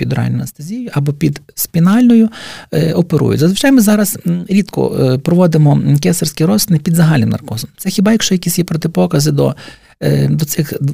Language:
Ukrainian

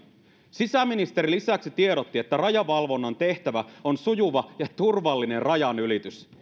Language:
Finnish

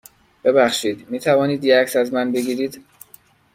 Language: Persian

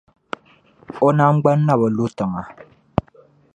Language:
Dagbani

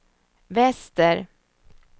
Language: Swedish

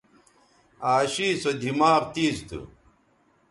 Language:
Bateri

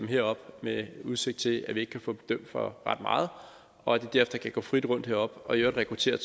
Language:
Danish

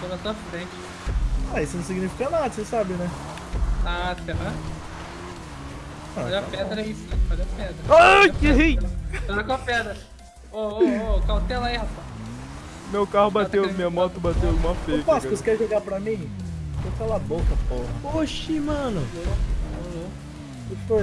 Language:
Portuguese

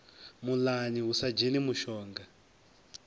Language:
Venda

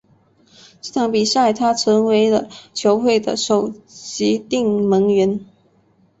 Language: Chinese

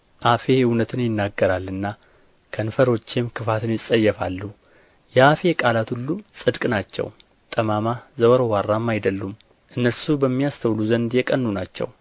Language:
Amharic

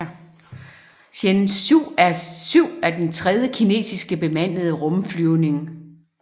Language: Danish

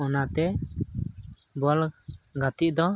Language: Santali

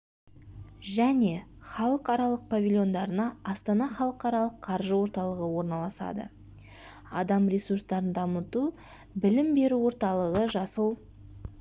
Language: Kazakh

